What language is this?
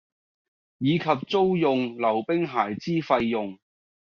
Cantonese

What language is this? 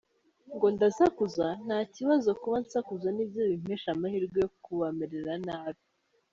Kinyarwanda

